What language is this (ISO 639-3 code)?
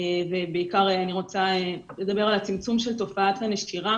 heb